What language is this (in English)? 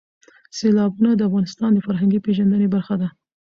Pashto